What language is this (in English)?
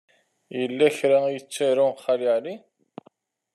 Kabyle